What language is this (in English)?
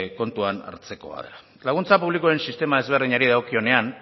Basque